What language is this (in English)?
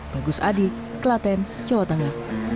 Indonesian